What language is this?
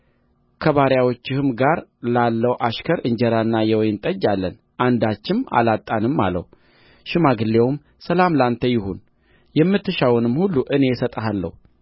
Amharic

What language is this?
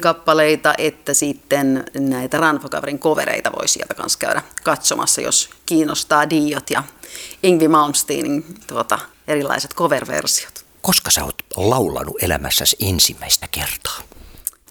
Finnish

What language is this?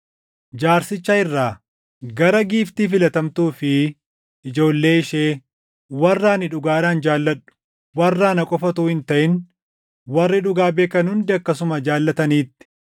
Oromo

